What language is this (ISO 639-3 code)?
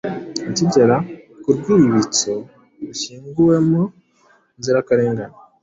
kin